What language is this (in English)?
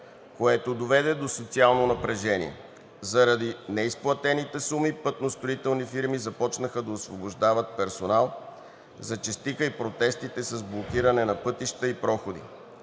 Bulgarian